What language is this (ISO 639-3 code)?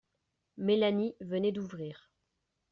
fra